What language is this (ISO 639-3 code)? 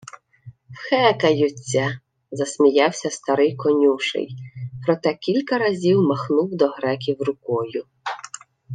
ukr